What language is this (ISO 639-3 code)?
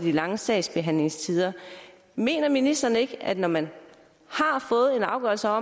dan